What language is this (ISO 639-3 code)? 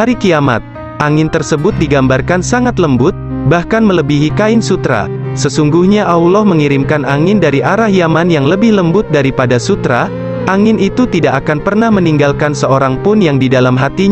ind